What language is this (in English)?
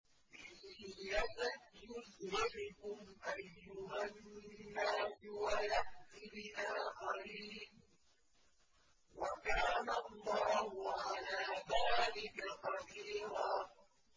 Arabic